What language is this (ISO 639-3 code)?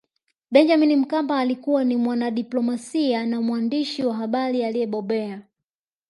swa